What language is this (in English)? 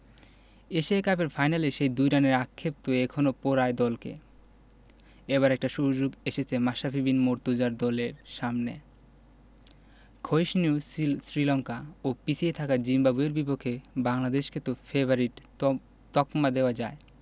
Bangla